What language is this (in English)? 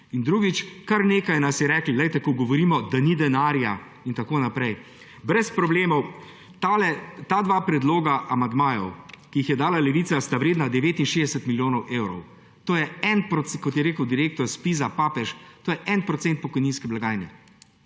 Slovenian